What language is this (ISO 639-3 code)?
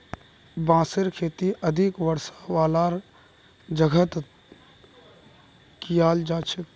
mag